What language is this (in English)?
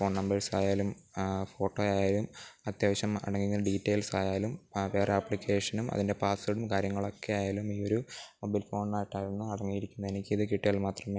Malayalam